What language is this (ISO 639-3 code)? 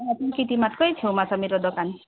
nep